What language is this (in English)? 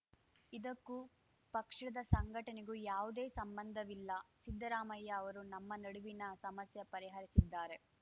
Kannada